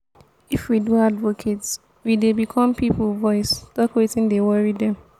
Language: Nigerian Pidgin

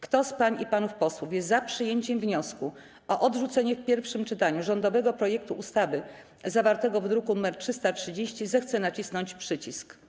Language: Polish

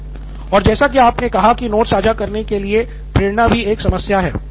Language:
Hindi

